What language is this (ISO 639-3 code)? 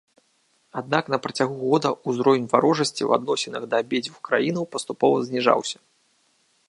bel